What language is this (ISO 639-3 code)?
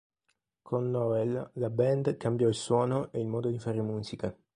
ita